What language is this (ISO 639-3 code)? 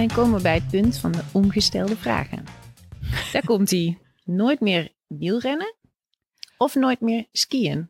nld